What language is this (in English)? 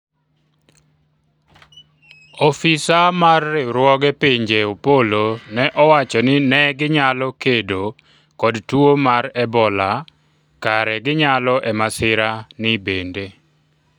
Luo (Kenya and Tanzania)